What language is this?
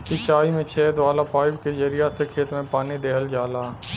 Bhojpuri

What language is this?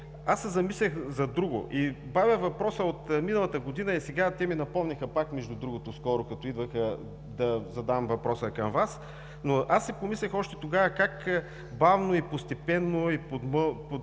Bulgarian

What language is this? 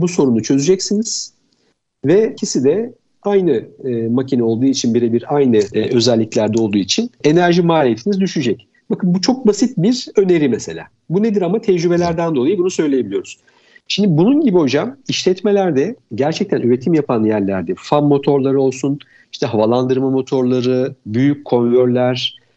Turkish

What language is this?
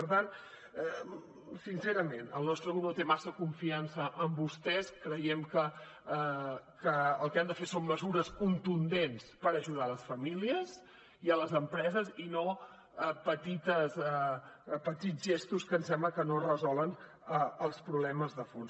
Catalan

